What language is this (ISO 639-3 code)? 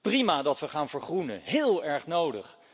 nld